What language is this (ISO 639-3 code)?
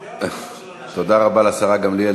heb